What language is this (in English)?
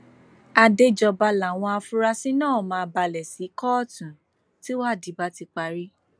Yoruba